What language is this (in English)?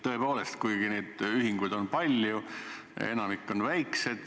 Estonian